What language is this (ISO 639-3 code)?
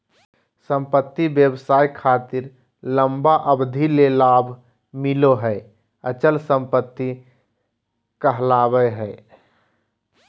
mag